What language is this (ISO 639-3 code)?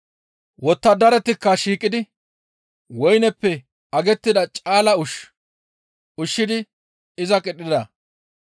gmv